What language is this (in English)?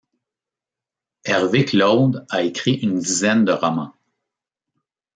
French